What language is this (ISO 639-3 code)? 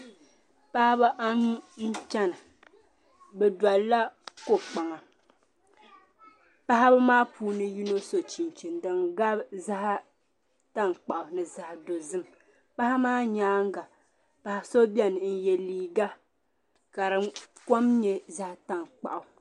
dag